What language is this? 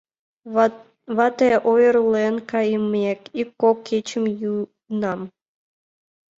Mari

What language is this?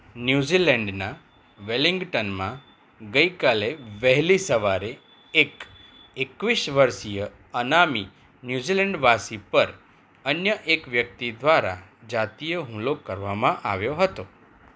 Gujarati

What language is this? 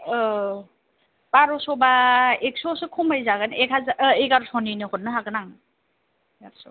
Bodo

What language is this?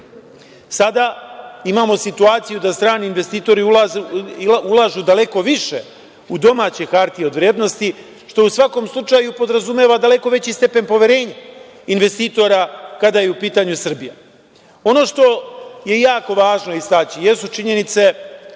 Serbian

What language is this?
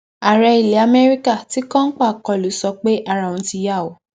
Yoruba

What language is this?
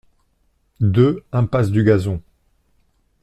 French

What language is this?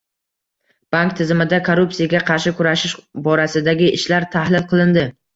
Uzbek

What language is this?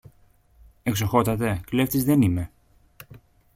Greek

